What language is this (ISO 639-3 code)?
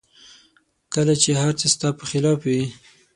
pus